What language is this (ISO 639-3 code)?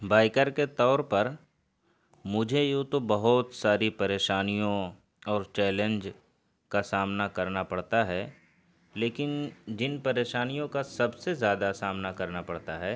urd